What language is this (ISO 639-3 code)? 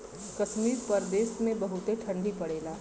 bho